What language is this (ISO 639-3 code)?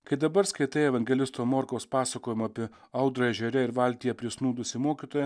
lit